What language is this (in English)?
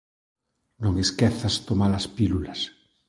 Galician